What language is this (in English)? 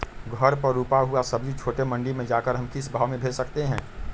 Magahi